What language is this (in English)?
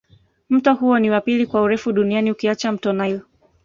Swahili